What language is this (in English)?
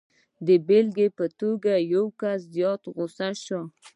Pashto